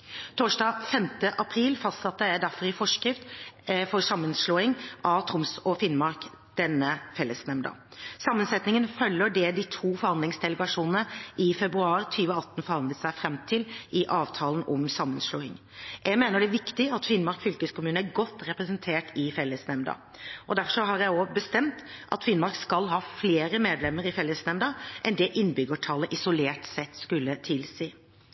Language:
Norwegian Bokmål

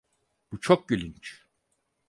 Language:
Turkish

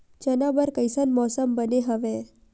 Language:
Chhattisgarhi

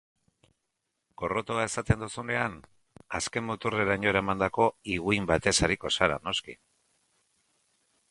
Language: Basque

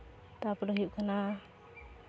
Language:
Santali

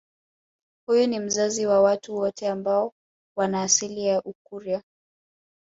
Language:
Swahili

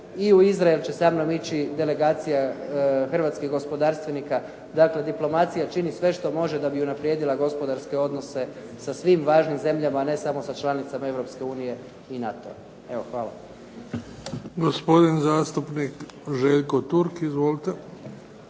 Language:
Croatian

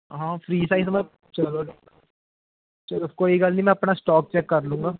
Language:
Punjabi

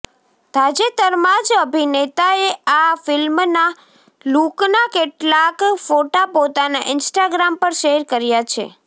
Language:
Gujarati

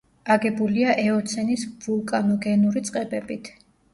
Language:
Georgian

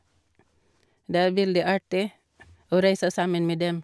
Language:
Norwegian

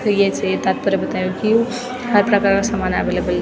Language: Garhwali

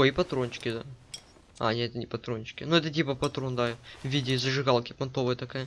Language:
Russian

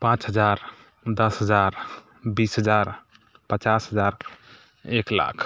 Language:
Maithili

